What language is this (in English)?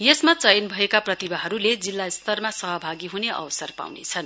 Nepali